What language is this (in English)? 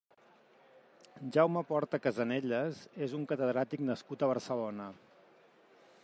Catalan